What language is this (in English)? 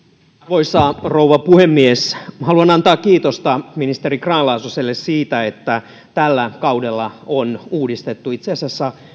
Finnish